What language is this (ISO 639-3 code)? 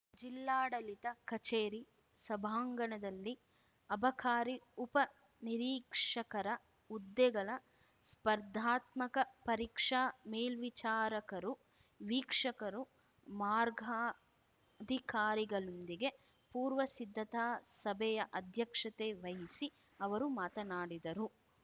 kan